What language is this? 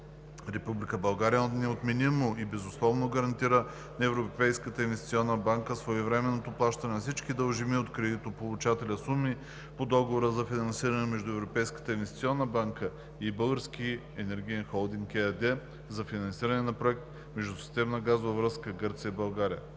Bulgarian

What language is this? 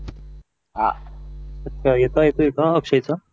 Marathi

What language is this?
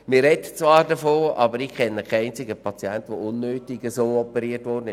Swiss German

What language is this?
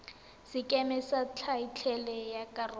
Tswana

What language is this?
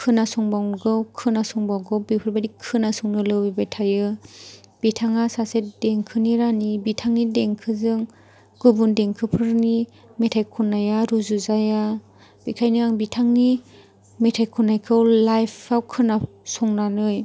Bodo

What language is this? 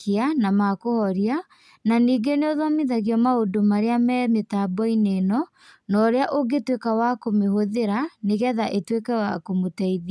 Kikuyu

